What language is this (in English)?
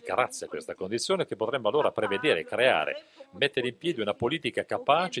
Italian